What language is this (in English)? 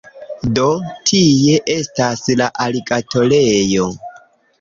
Esperanto